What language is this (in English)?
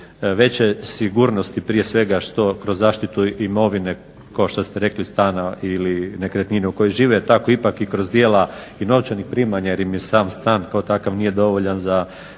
Croatian